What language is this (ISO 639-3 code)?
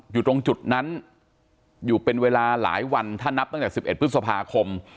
tha